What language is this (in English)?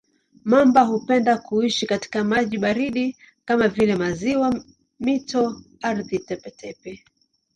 Swahili